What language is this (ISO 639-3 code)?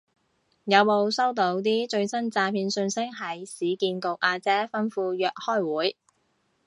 yue